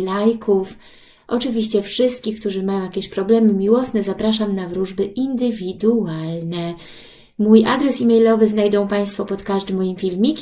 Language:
Polish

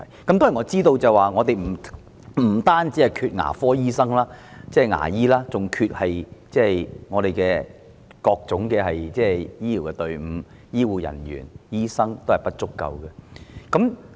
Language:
Cantonese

